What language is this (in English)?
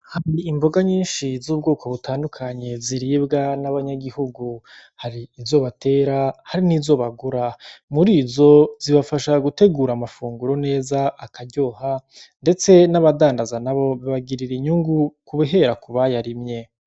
Rundi